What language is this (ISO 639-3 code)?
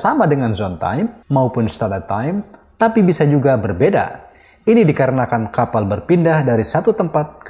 ind